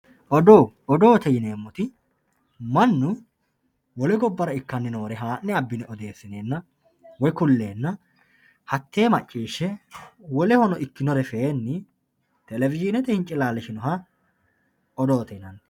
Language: Sidamo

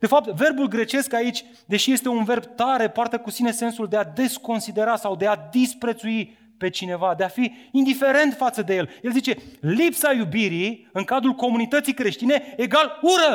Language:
Romanian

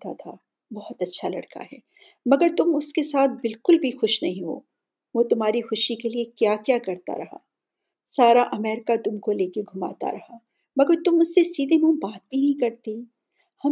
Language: Urdu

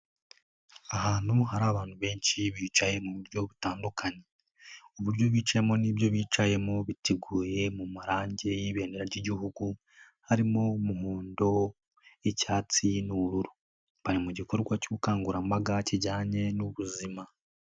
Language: Kinyarwanda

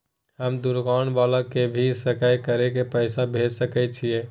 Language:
Maithili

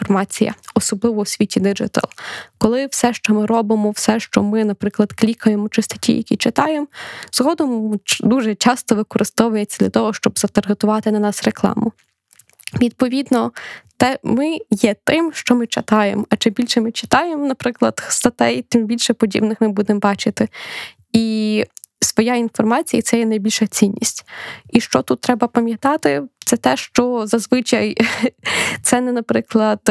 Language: Ukrainian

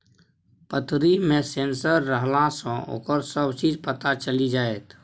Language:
Maithili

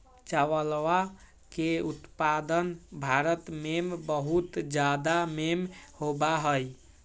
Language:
Magahi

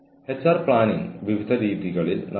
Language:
Malayalam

